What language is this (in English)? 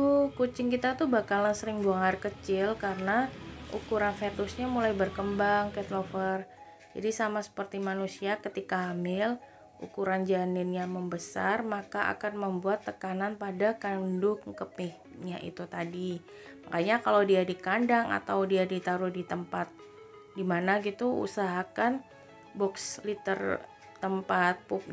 Indonesian